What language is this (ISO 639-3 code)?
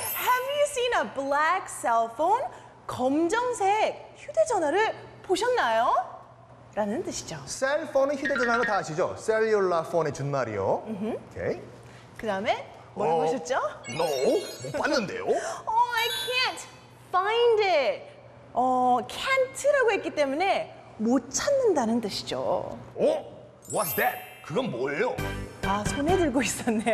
kor